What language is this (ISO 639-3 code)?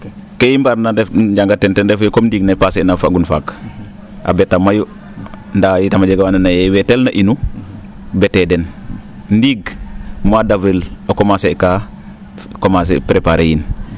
srr